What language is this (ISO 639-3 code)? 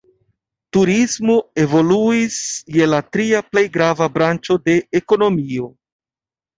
epo